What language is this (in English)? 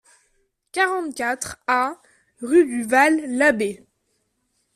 French